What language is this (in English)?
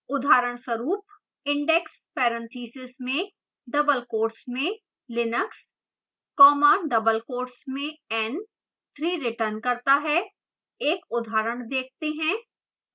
Hindi